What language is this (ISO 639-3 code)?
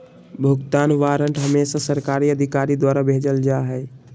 mag